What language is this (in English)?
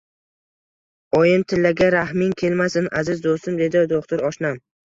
Uzbek